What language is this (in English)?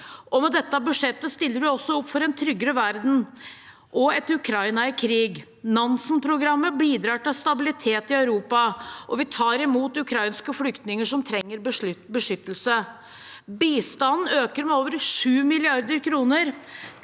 Norwegian